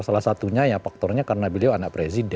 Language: Indonesian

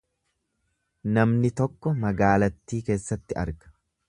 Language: Oromo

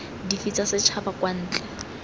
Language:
Tswana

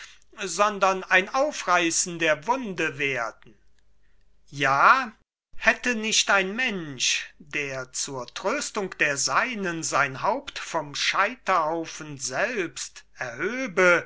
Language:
German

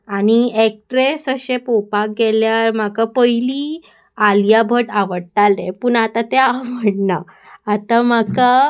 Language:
Konkani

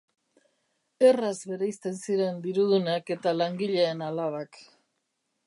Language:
Basque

